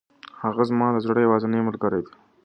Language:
Pashto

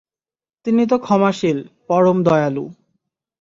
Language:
Bangla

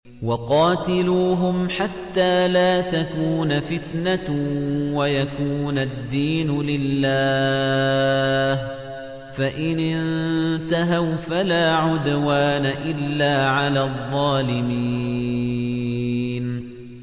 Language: Arabic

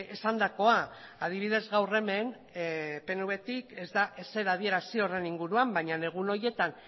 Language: Basque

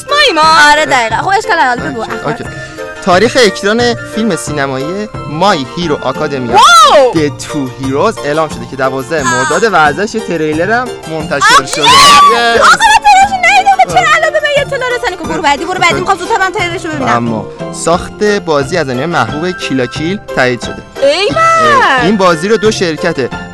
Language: Persian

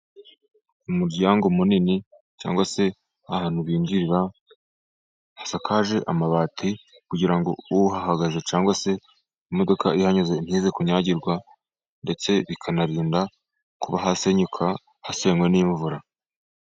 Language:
Kinyarwanda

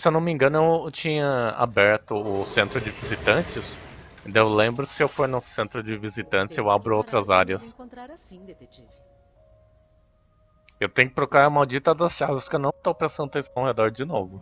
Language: Portuguese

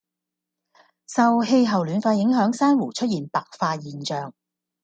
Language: Cantonese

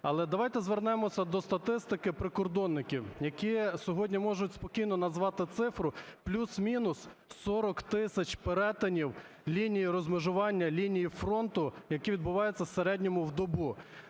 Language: Ukrainian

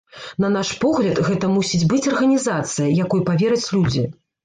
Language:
Belarusian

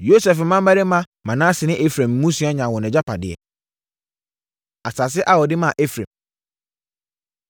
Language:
Akan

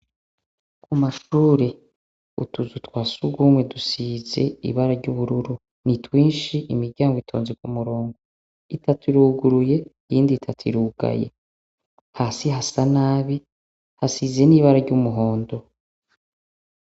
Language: Rundi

